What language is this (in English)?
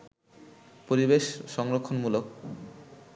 Bangla